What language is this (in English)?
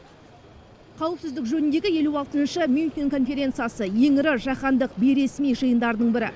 Kazakh